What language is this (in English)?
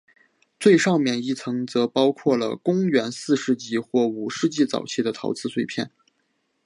Chinese